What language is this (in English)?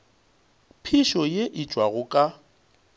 Northern Sotho